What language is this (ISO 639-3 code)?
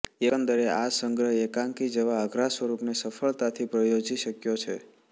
guj